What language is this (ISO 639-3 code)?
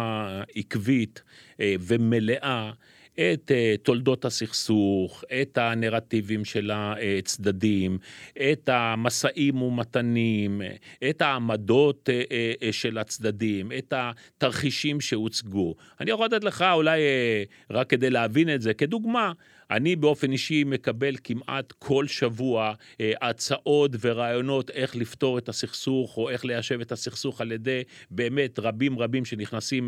heb